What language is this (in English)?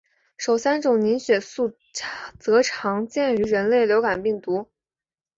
Chinese